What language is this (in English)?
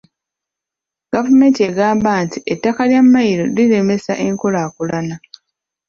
Ganda